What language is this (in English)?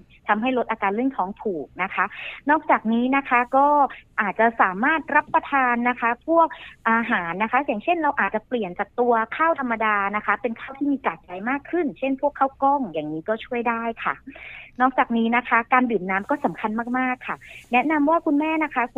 Thai